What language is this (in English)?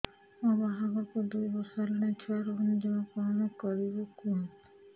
Odia